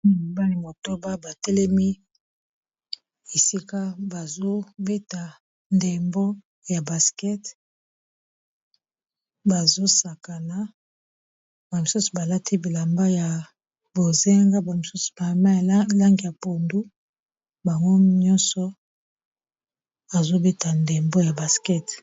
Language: Lingala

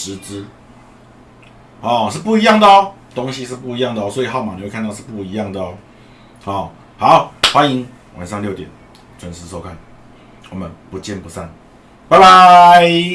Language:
Chinese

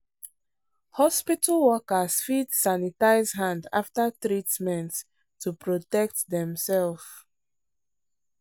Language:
Nigerian Pidgin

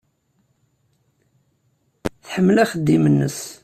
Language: Kabyle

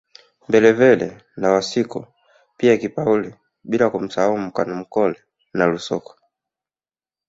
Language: Swahili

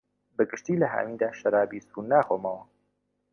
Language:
Central Kurdish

